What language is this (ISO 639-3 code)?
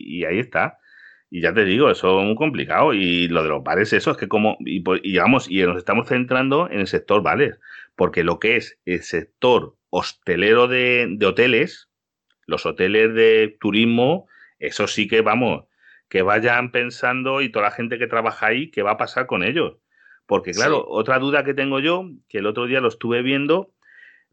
spa